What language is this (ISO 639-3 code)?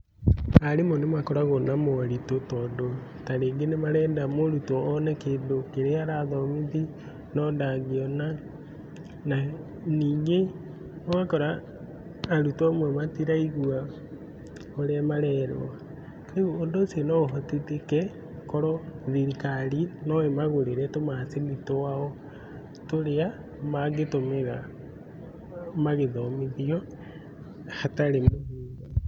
kik